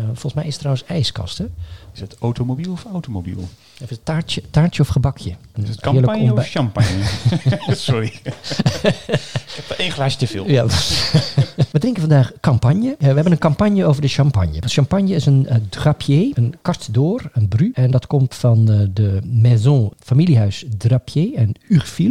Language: Dutch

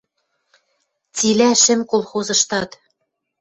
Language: Western Mari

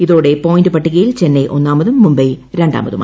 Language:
Malayalam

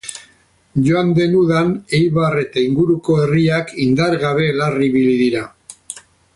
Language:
Basque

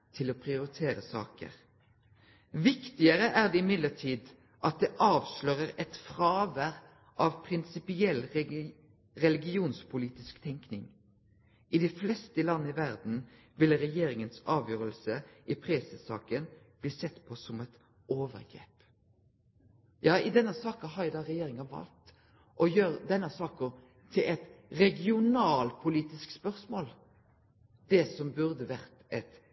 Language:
Norwegian Nynorsk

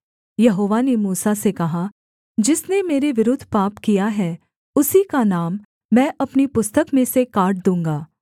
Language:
Hindi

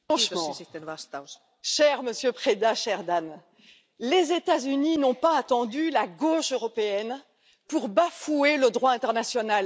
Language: French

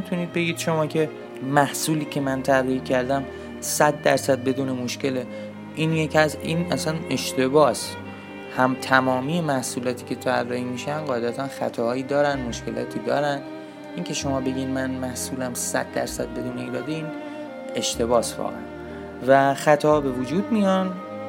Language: Persian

